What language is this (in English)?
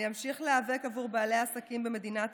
Hebrew